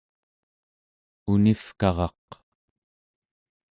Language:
Central Yupik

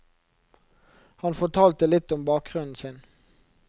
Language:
Norwegian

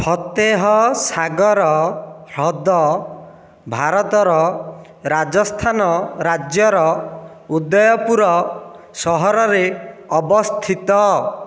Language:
Odia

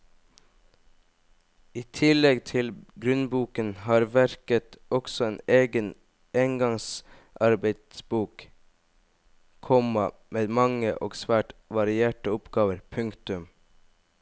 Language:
Norwegian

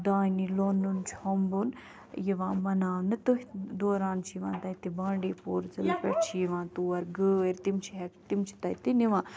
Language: Kashmiri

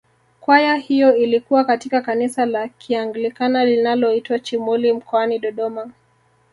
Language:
Swahili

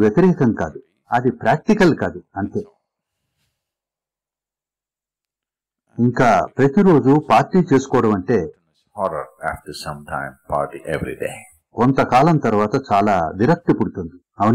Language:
Hindi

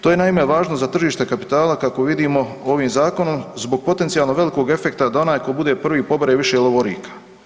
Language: Croatian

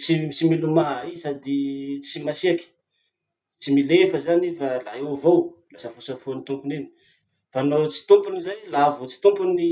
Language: Masikoro Malagasy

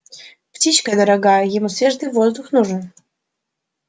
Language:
Russian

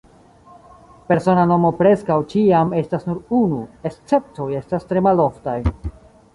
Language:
Esperanto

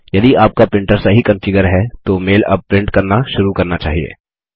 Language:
Hindi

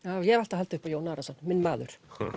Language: Icelandic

